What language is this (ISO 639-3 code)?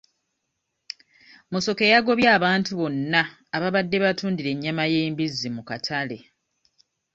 lug